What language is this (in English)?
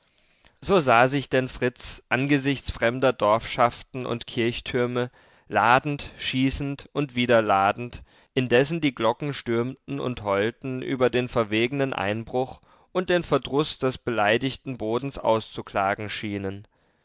German